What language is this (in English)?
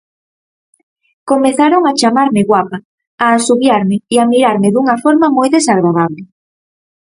Galician